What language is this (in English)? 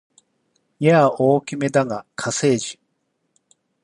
Japanese